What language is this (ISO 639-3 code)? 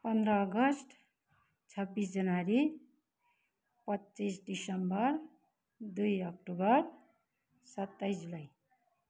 nep